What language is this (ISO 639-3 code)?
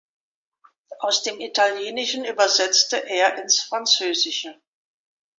deu